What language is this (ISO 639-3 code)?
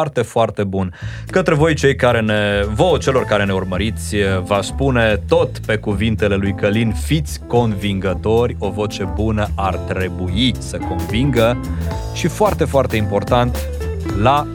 ron